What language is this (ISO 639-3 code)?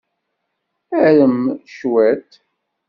kab